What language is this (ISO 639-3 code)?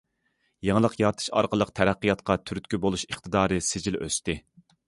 uig